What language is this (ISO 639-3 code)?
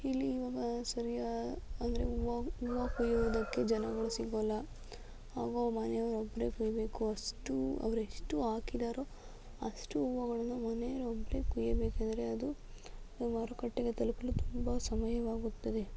kan